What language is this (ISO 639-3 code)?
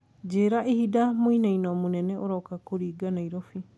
kik